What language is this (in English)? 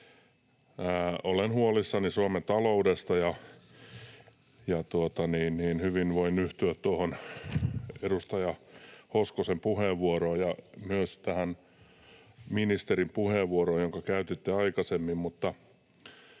Finnish